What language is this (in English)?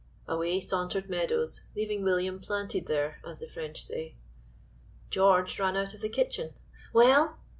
English